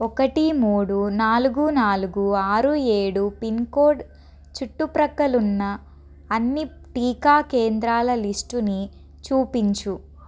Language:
Telugu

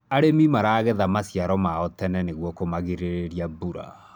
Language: Kikuyu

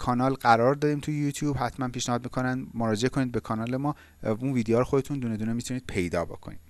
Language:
Persian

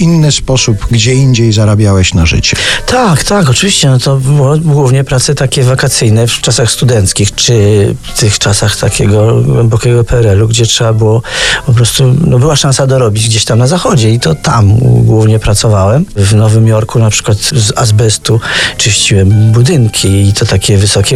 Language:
Polish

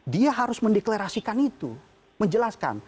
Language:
Indonesian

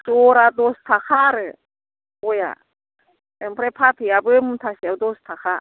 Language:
Bodo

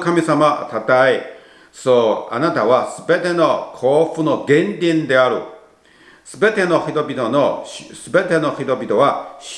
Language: Japanese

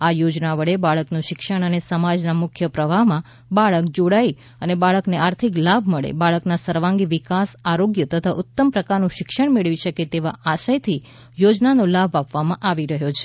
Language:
Gujarati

